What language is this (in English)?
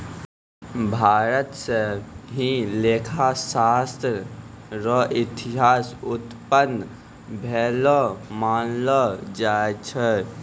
Maithili